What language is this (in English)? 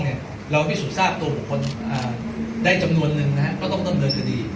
Thai